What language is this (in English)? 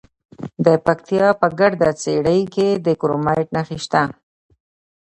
Pashto